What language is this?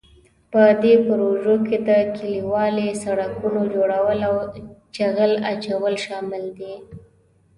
Pashto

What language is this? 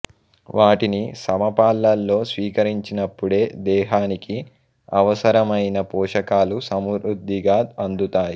Telugu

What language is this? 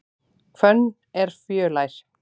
Icelandic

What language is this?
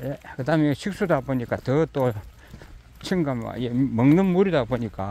Korean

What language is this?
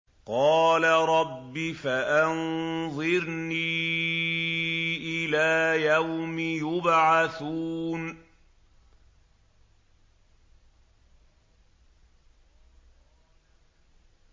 Arabic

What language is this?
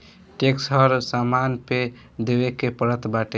Bhojpuri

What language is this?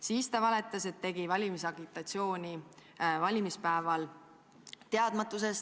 Estonian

